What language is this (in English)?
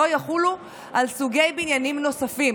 Hebrew